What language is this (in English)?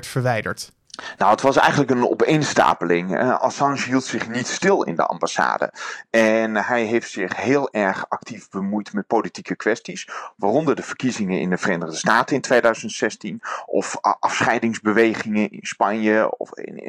Dutch